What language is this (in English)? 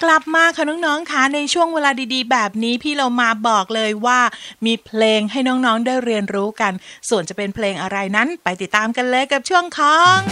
Thai